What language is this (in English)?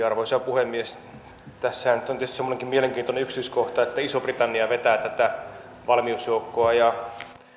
Finnish